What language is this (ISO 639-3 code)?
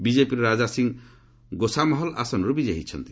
ori